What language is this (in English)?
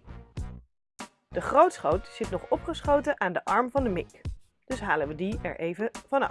Dutch